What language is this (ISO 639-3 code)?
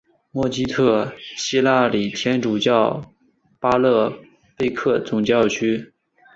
zho